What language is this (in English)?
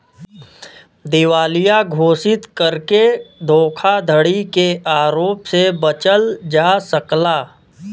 Bhojpuri